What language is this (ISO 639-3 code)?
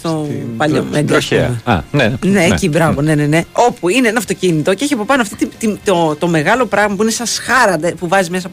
ell